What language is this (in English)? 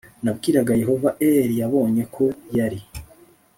Kinyarwanda